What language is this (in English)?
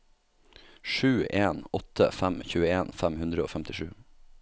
Norwegian